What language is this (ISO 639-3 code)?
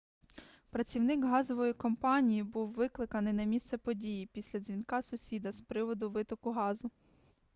ukr